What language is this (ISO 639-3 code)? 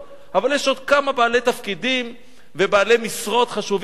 heb